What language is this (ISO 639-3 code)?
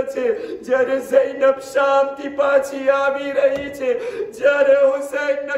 ron